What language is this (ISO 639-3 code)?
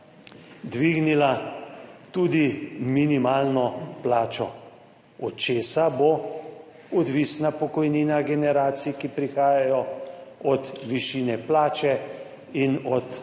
slv